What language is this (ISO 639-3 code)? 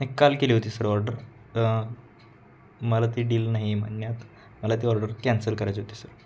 mar